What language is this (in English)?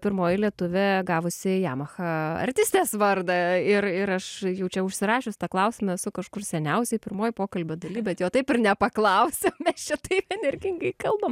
Lithuanian